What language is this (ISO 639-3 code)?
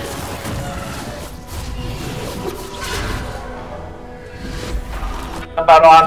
vie